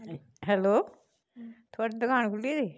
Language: Dogri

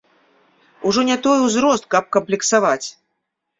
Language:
Belarusian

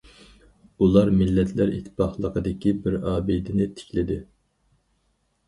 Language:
Uyghur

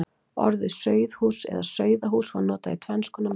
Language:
Icelandic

